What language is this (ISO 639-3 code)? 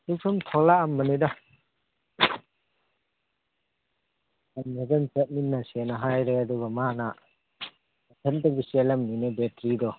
mni